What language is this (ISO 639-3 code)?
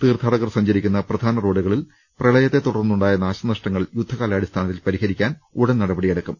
mal